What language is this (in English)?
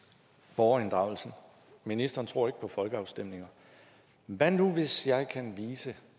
Danish